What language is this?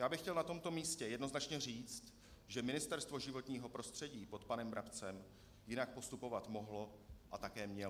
Czech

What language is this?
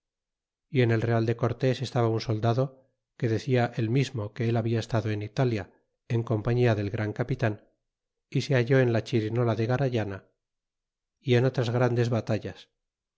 Spanish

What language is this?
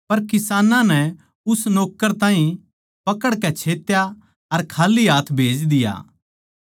Haryanvi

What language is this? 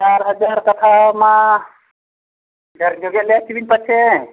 Santali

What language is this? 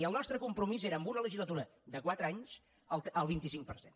Catalan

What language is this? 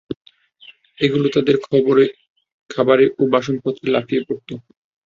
Bangla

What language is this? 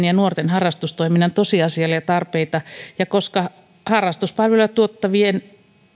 Finnish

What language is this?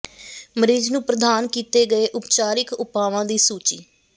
Punjabi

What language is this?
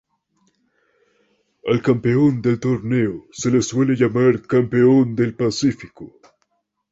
Spanish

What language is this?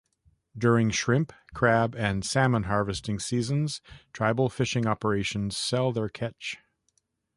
English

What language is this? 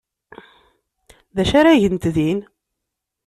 Kabyle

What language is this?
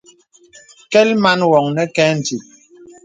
Bebele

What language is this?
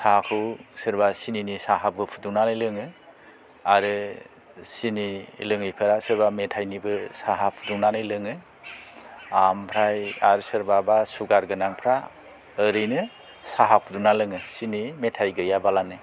Bodo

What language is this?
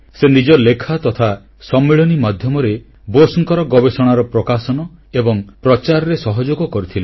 Odia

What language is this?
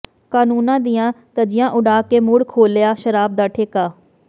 Punjabi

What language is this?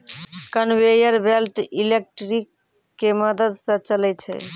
Maithili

